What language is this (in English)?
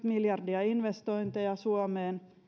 Finnish